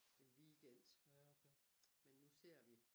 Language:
Danish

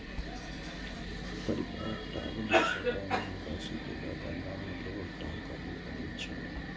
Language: Maithili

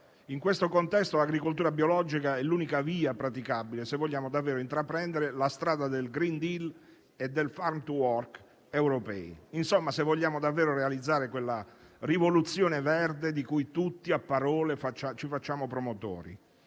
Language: Italian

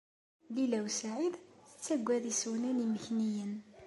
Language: Kabyle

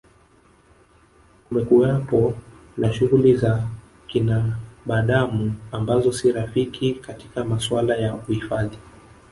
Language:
Swahili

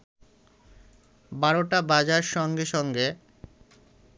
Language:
Bangla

